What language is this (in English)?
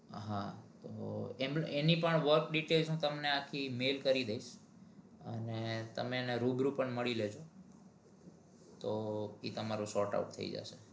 Gujarati